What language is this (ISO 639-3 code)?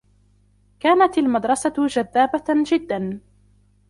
ara